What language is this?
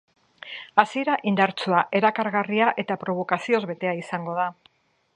Basque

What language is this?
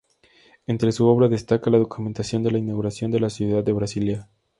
Spanish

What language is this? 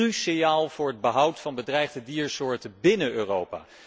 Dutch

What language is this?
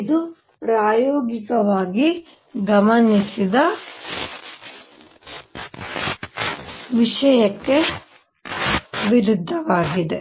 Kannada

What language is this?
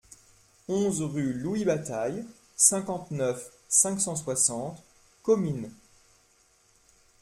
French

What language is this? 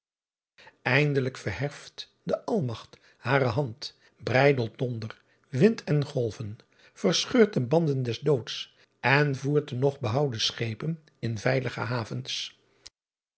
Dutch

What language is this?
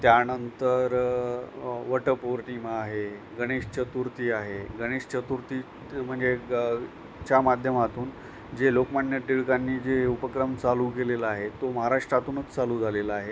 Marathi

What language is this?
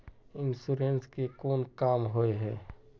Magahi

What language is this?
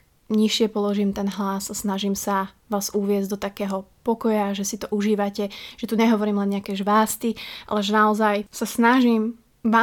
Slovak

